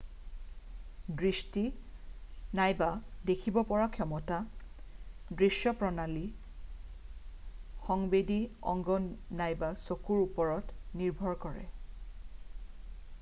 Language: Assamese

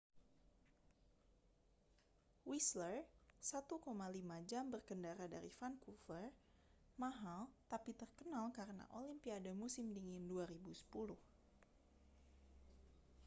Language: Indonesian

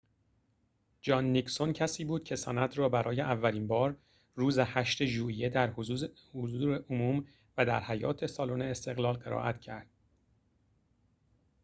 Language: Persian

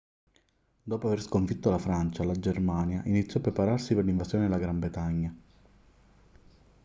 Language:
Italian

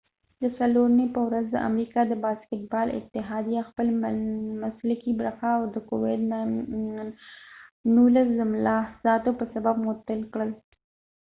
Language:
Pashto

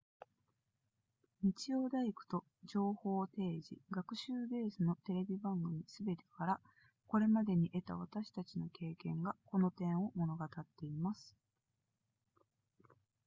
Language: Japanese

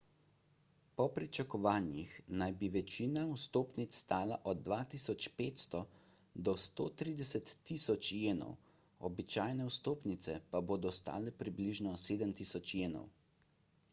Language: Slovenian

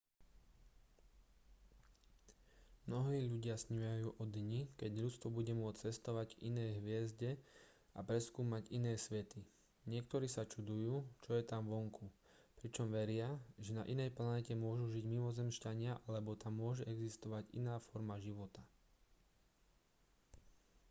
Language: Slovak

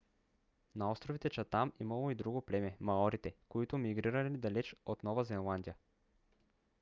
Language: Bulgarian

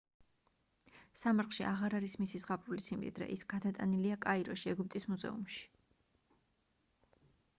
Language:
Georgian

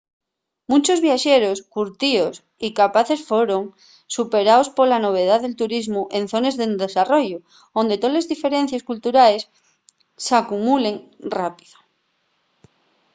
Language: Asturian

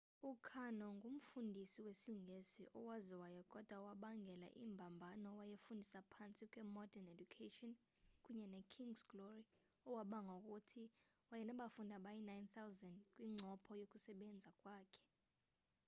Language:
Xhosa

